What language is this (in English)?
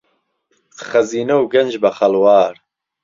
Central Kurdish